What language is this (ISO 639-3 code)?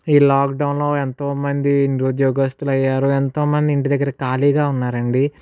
tel